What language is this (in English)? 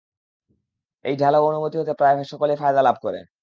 Bangla